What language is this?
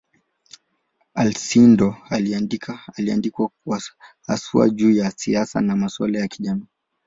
Swahili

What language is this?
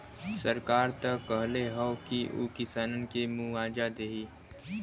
Bhojpuri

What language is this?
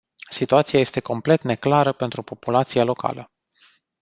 Romanian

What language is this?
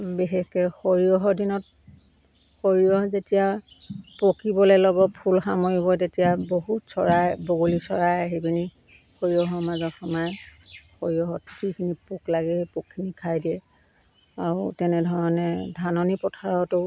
Assamese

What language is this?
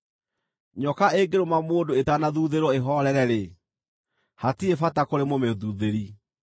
Kikuyu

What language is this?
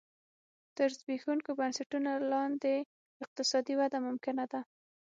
Pashto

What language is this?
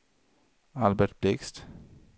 Swedish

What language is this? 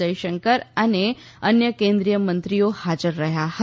Gujarati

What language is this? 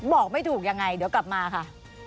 Thai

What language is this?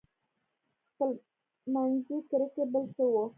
Pashto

